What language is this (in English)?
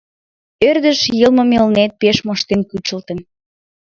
Mari